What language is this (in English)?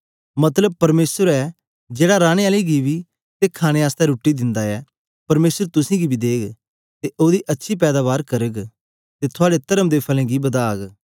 Dogri